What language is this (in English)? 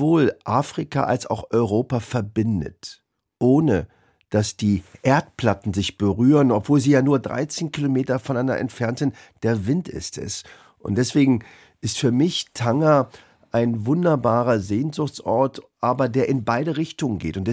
German